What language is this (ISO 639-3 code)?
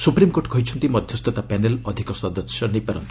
ori